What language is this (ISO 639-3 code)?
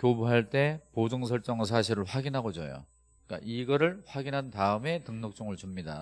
kor